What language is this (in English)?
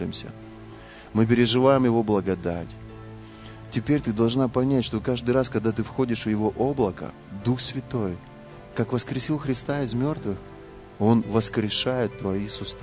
Russian